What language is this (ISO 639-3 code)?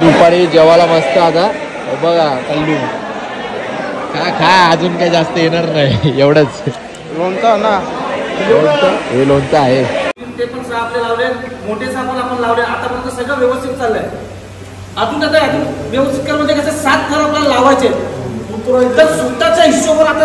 mar